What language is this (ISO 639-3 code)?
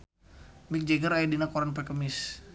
sun